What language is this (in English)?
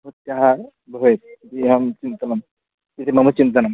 Sanskrit